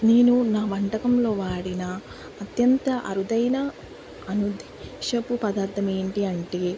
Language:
Telugu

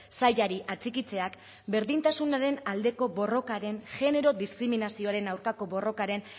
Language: Basque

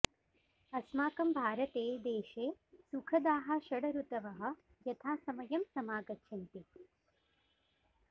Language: Sanskrit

